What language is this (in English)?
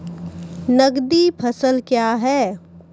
Maithili